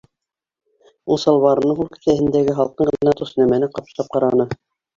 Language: Bashkir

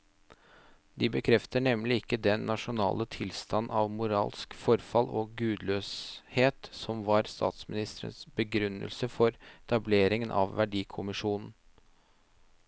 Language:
Norwegian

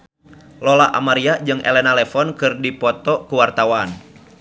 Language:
Sundanese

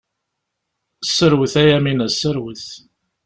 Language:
Kabyle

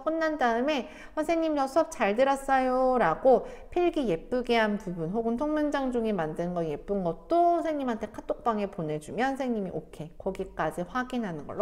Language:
Korean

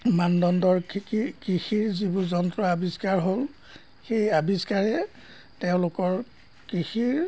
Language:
Assamese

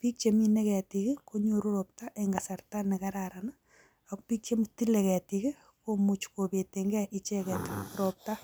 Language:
Kalenjin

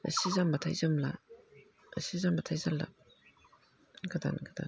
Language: Bodo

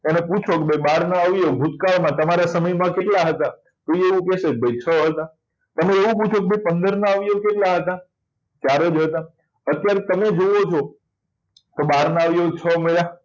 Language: Gujarati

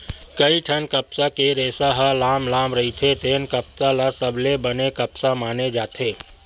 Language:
Chhattisgarhi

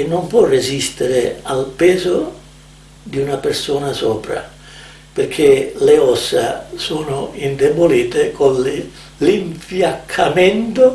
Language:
Italian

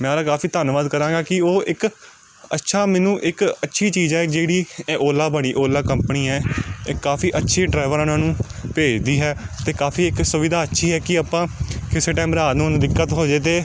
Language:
Punjabi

